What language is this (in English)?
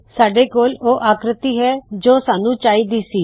Punjabi